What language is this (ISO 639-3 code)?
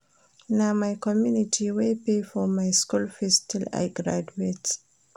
pcm